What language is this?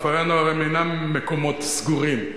Hebrew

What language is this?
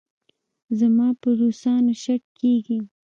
Pashto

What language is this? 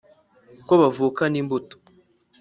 Kinyarwanda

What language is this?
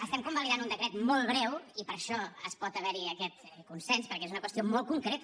Catalan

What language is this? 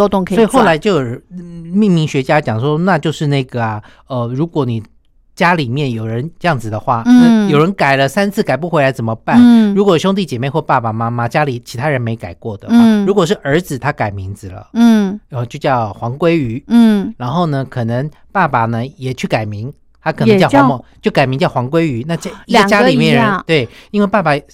Chinese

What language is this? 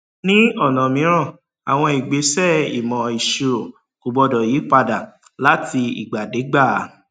Yoruba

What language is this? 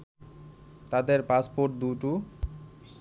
Bangla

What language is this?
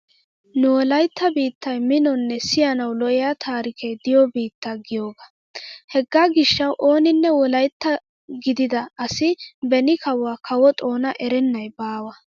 Wolaytta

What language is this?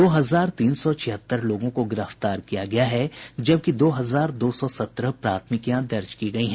Hindi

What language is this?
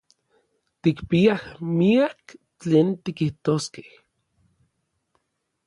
Orizaba Nahuatl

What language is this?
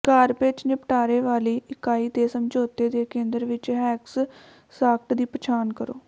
Punjabi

